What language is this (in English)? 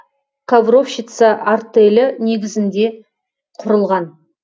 Kazakh